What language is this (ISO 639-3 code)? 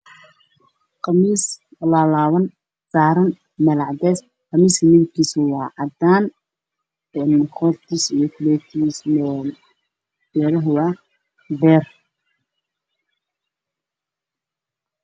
som